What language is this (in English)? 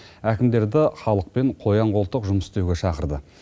Kazakh